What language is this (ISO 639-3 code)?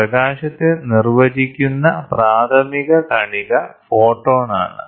mal